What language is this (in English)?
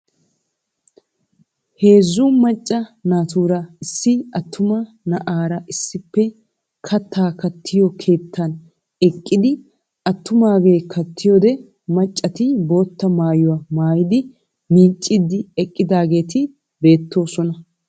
Wolaytta